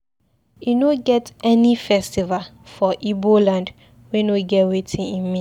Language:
Nigerian Pidgin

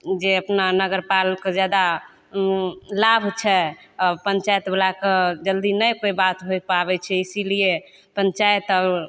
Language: Maithili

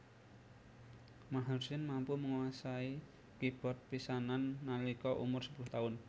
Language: Javanese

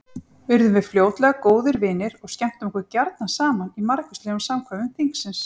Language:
Icelandic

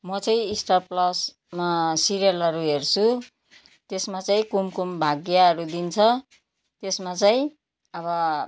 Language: Nepali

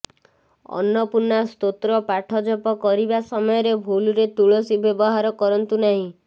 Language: Odia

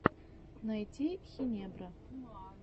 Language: Russian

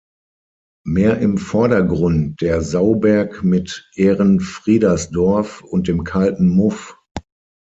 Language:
German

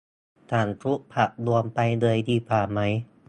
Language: Thai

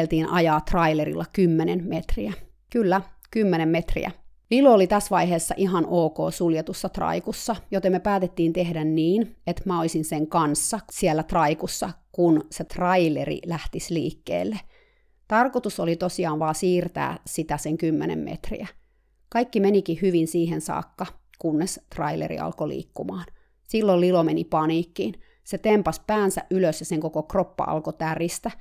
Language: Finnish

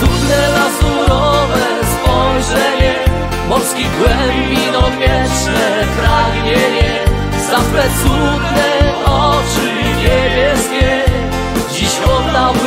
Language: Polish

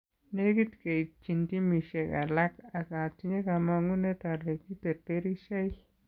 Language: Kalenjin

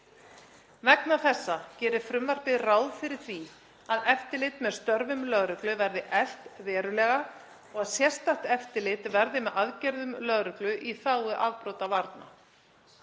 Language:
Icelandic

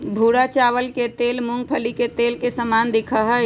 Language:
Magahi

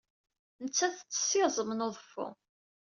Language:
Kabyle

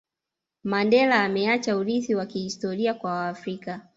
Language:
Swahili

